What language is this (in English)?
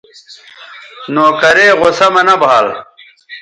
Bateri